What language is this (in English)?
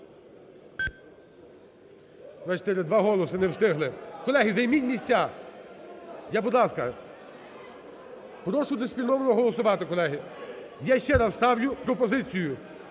Ukrainian